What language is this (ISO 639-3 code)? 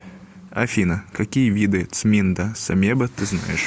rus